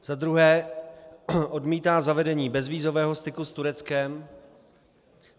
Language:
Czech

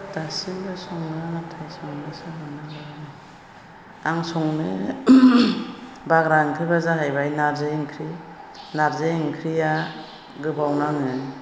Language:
Bodo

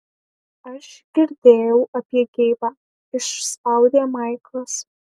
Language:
Lithuanian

